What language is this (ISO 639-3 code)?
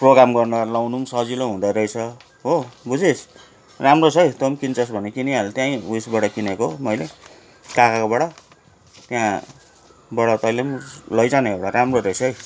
nep